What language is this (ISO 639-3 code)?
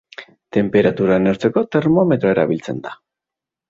eus